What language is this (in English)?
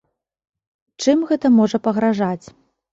Belarusian